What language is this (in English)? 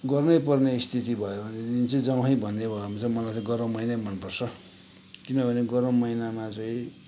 Nepali